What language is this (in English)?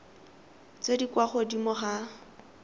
Tswana